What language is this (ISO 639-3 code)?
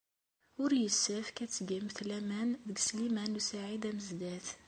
kab